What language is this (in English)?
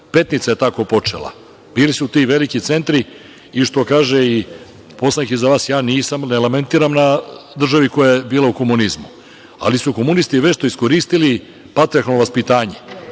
Serbian